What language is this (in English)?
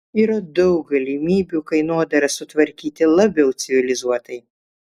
Lithuanian